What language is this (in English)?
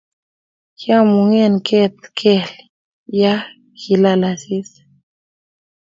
Kalenjin